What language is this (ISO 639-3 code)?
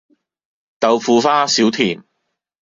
yue